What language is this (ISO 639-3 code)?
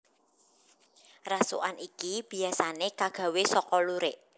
jav